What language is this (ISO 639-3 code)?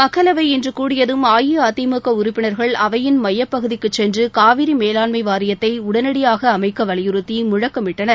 tam